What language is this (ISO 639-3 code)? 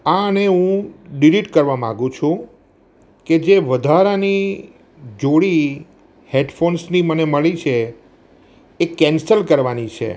guj